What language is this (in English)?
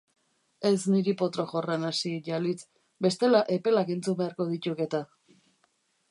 Basque